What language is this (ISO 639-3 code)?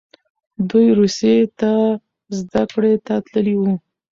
pus